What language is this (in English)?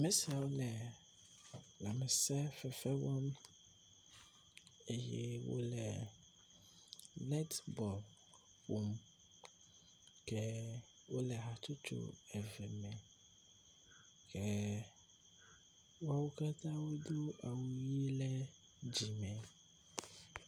Ewe